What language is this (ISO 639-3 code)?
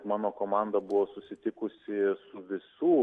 lit